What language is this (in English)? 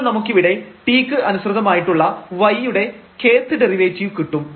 Malayalam